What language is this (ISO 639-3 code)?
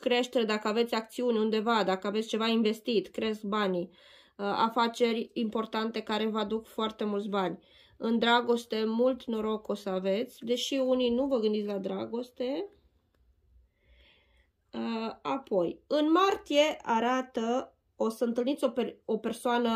ron